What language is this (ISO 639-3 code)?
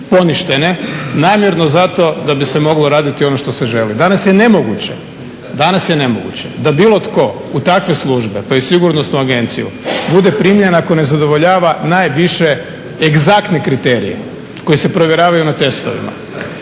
hrv